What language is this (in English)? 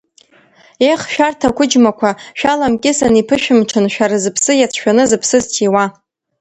Abkhazian